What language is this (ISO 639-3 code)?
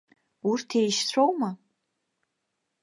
abk